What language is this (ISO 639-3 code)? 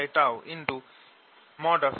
ben